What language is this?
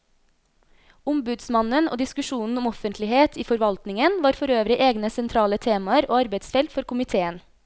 Norwegian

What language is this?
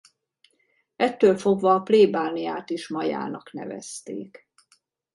Hungarian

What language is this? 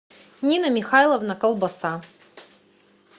Russian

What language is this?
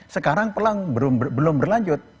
Indonesian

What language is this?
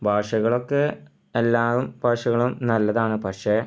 Malayalam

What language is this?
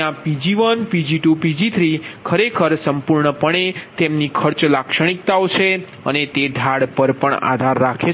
Gujarati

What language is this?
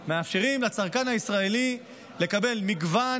Hebrew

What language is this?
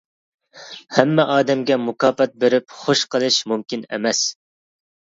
Uyghur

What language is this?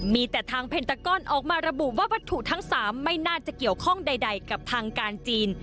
Thai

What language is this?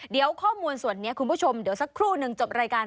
Thai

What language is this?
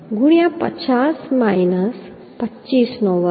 Gujarati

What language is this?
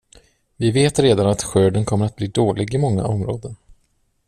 Swedish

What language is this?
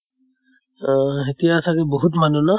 Assamese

